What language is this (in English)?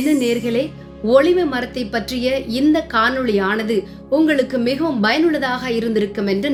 Tamil